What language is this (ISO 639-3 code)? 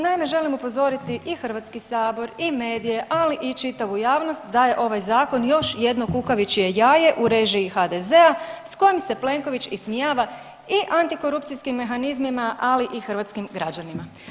hrv